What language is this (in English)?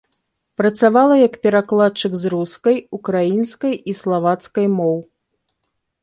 Belarusian